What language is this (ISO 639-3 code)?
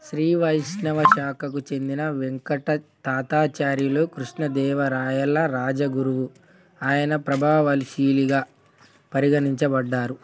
tel